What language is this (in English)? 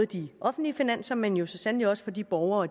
Danish